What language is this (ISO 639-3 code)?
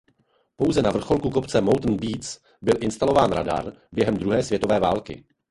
ces